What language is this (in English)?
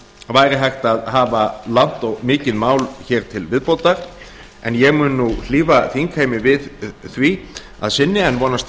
Icelandic